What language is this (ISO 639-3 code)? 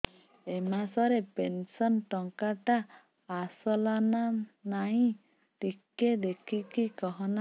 ori